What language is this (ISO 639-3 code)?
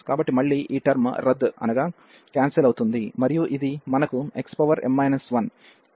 tel